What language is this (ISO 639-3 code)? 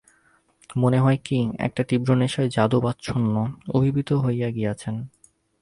ben